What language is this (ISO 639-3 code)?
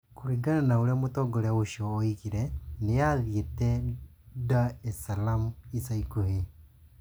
kik